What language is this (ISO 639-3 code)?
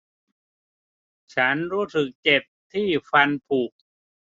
tha